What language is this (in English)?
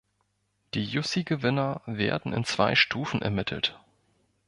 German